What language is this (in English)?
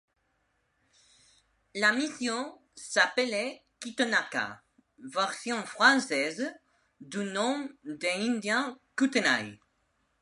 French